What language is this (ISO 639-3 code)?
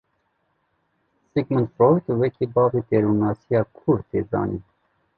kur